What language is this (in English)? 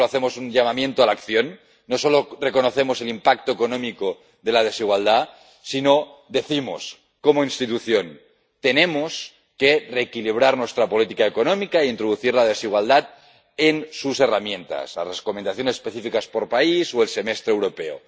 Spanish